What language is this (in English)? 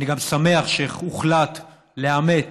Hebrew